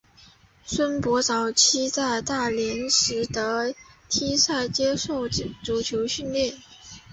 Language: Chinese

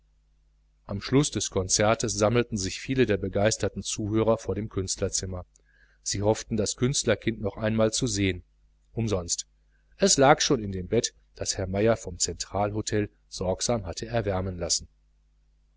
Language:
German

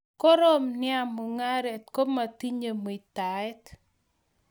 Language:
Kalenjin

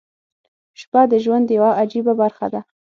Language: Pashto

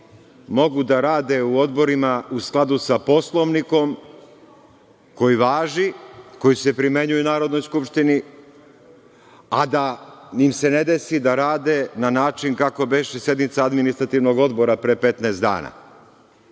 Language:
Serbian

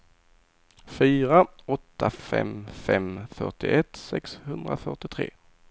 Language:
Swedish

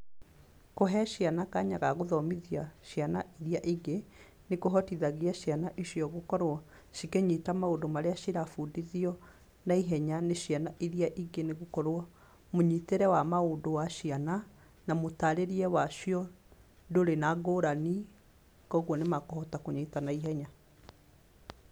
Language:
Kikuyu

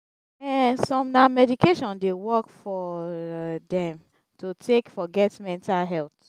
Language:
Nigerian Pidgin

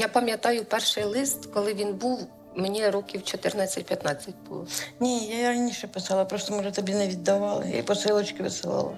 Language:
Ukrainian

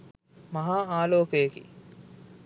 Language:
Sinhala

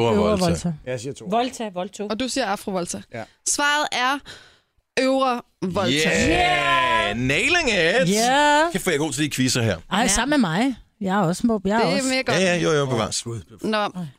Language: Danish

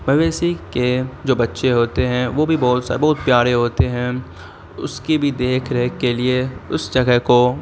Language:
Urdu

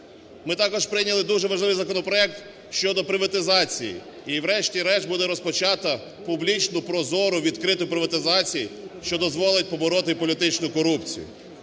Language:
Ukrainian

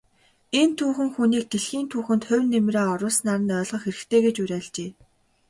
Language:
Mongolian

